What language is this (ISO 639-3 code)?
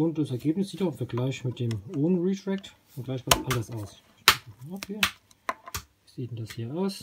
deu